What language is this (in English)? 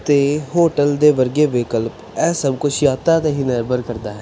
Punjabi